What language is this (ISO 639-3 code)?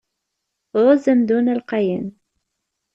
kab